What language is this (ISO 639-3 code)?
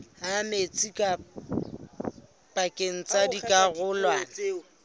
sot